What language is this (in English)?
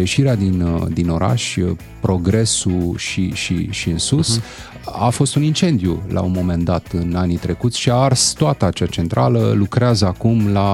Romanian